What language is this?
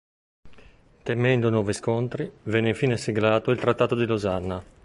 Italian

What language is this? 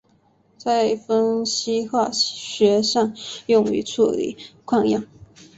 Chinese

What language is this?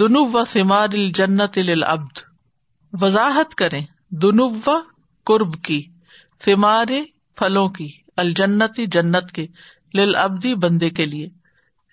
Urdu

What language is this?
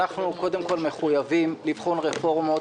Hebrew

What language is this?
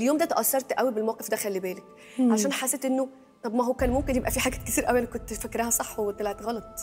Arabic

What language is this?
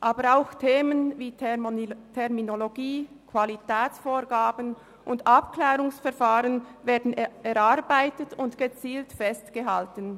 Swiss German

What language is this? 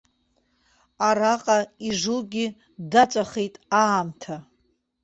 Abkhazian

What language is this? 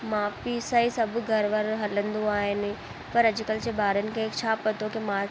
Sindhi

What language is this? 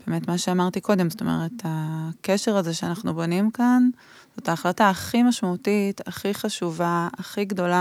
Hebrew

